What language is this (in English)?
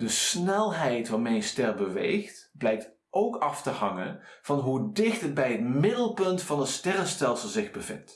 Dutch